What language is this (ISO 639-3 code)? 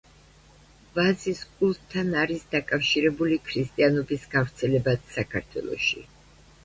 kat